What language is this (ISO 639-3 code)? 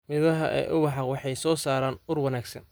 som